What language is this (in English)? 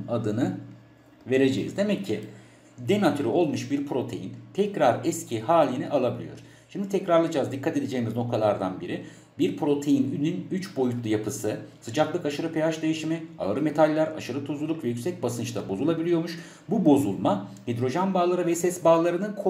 Turkish